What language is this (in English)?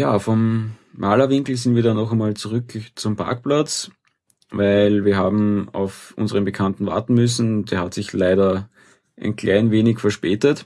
German